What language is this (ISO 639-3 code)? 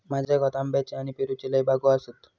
mar